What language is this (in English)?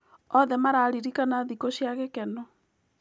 Kikuyu